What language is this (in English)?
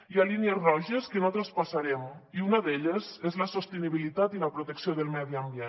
Catalan